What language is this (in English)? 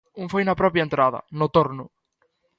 Galician